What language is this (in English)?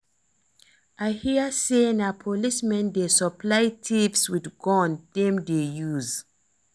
Nigerian Pidgin